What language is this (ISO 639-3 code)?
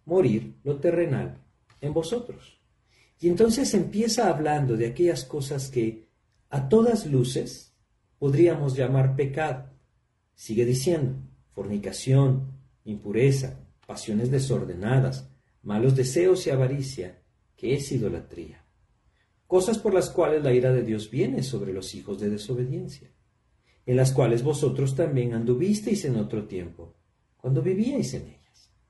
spa